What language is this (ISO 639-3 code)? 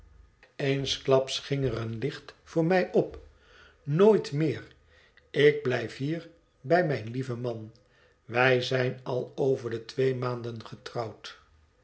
nld